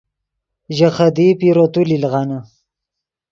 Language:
Yidgha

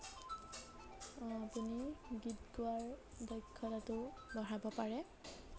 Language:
Assamese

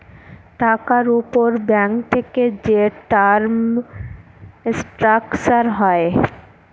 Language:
Bangla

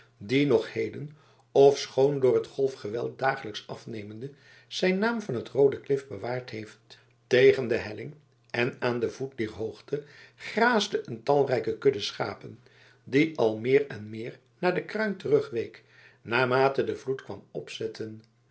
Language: Dutch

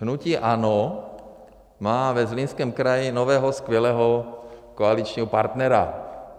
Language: Czech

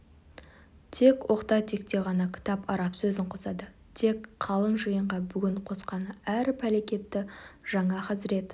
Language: Kazakh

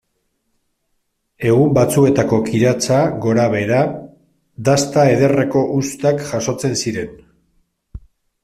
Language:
Basque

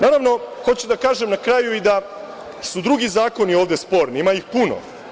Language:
Serbian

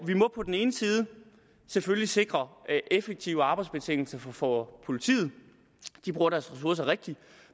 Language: Danish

